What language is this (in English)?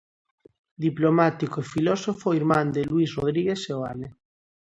Galician